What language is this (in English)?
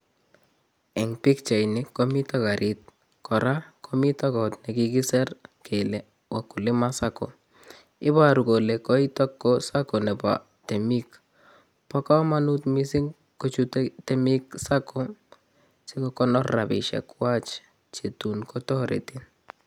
Kalenjin